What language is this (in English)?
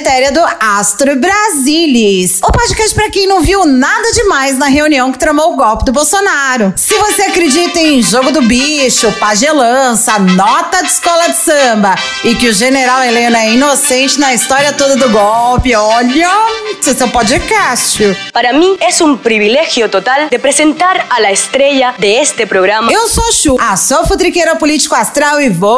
Portuguese